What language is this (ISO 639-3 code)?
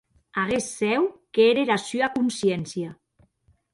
oci